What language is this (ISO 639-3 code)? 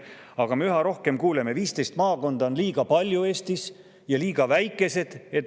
est